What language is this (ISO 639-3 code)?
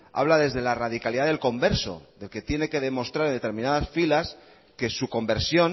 spa